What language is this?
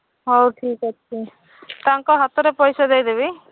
Odia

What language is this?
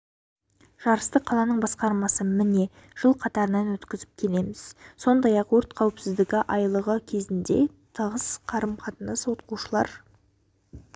Kazakh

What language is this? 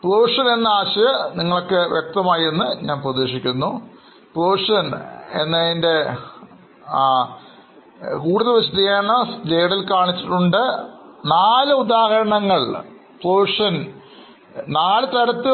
Malayalam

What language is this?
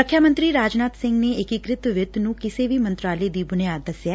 Punjabi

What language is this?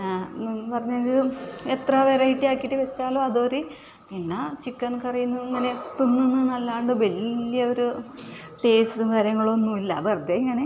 Malayalam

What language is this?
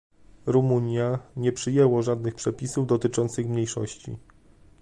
Polish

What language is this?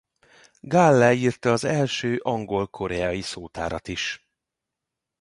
Hungarian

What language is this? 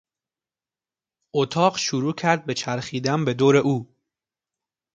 Persian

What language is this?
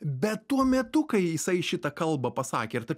Lithuanian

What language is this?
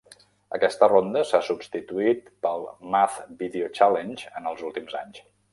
Catalan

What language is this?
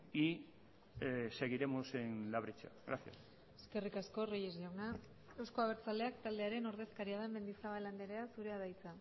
Basque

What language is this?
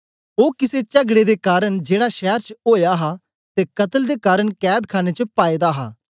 Dogri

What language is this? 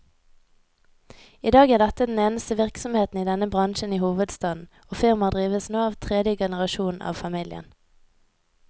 Norwegian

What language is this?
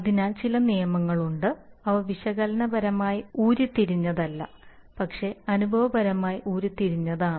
Malayalam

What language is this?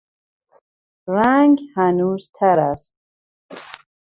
Persian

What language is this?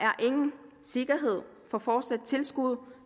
Danish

